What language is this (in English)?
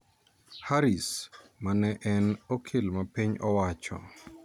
Luo (Kenya and Tanzania)